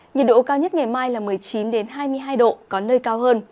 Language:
Vietnamese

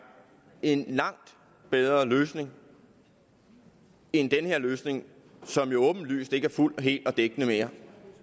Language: Danish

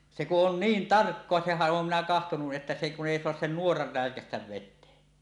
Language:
Finnish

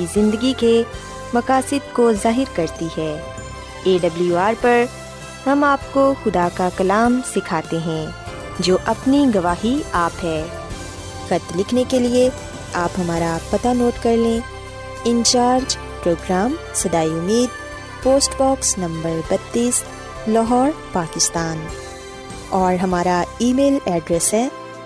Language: Urdu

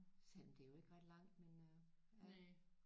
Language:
Danish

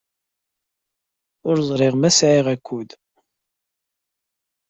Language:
Kabyle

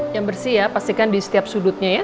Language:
Indonesian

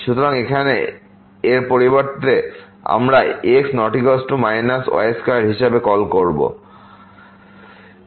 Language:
Bangla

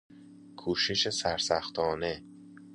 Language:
Persian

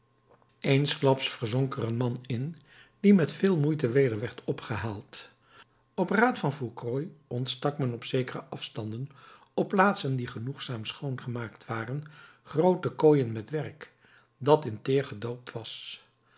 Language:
Dutch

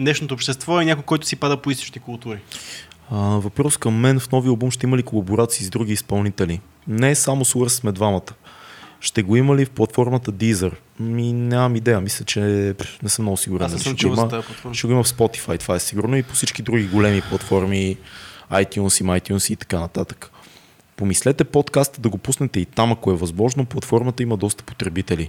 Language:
Bulgarian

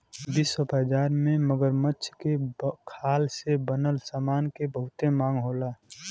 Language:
Bhojpuri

